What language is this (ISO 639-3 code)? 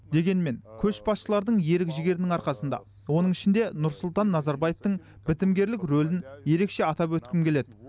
kaz